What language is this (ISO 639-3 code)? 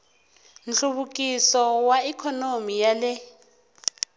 tso